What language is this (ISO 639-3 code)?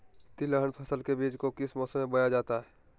mag